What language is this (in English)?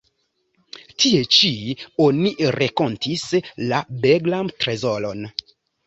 Esperanto